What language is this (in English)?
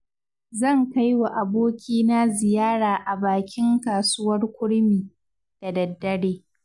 Hausa